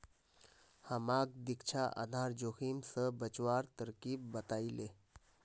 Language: Magahi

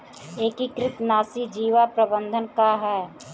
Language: Bhojpuri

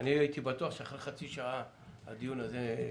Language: Hebrew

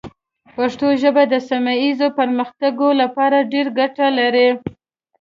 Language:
Pashto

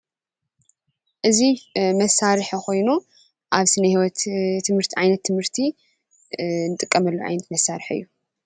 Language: Tigrinya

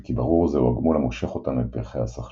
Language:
Hebrew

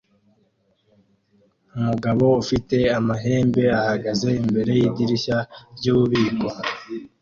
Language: Kinyarwanda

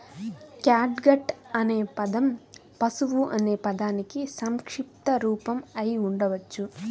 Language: Telugu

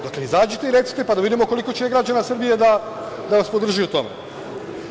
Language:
Serbian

